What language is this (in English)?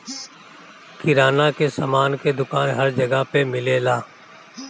Bhojpuri